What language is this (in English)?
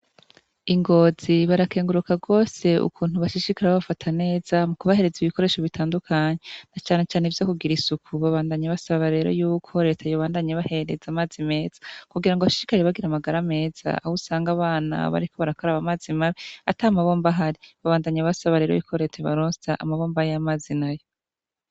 Rundi